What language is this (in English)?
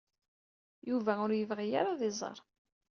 Kabyle